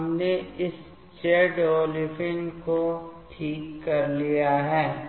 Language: Hindi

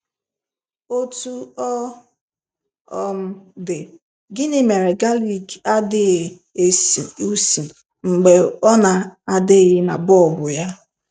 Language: Igbo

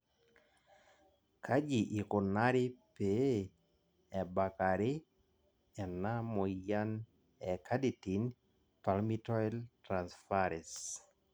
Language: Masai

